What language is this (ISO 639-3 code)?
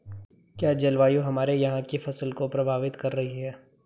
hin